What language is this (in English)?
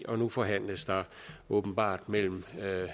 Danish